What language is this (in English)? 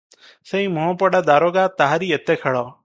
Odia